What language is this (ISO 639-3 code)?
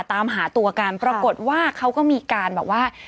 tha